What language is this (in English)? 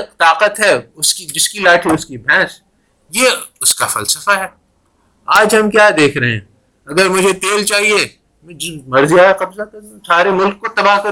Urdu